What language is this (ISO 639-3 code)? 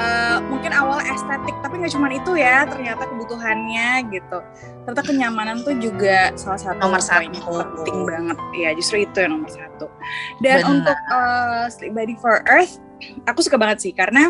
ind